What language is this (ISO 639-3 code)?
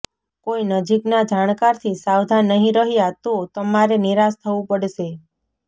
guj